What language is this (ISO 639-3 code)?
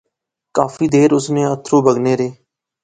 phr